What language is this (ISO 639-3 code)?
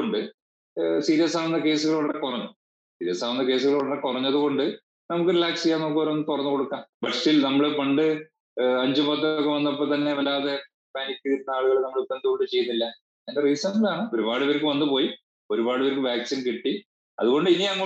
mal